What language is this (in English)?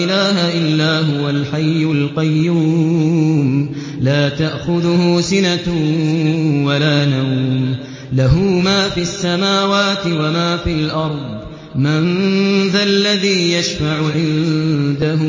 Arabic